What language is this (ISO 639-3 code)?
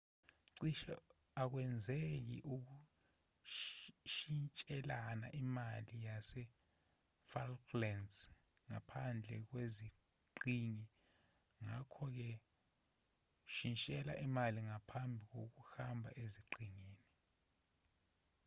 zul